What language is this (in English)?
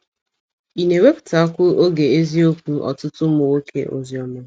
Igbo